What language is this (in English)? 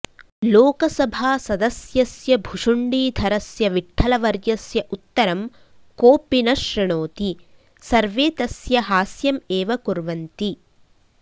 Sanskrit